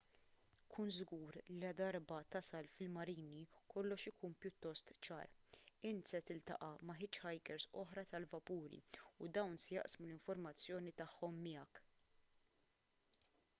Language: Maltese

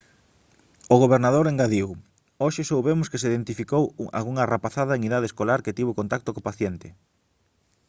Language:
Galician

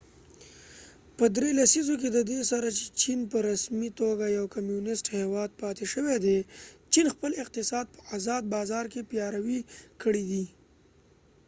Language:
Pashto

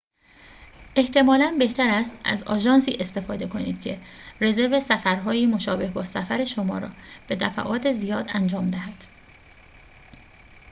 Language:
Persian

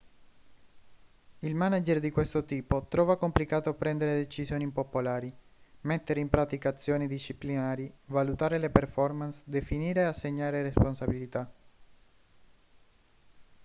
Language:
Italian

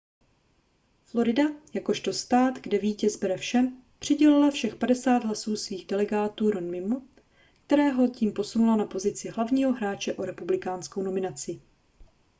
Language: Czech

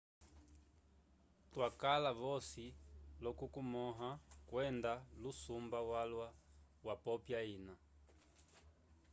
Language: Umbundu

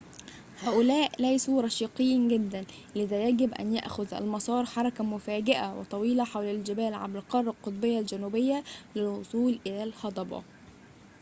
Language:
Arabic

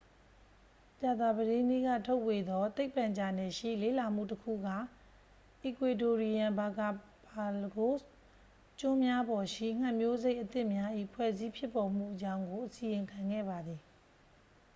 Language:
Burmese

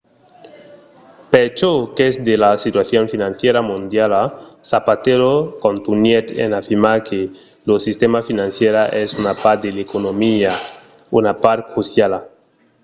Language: Occitan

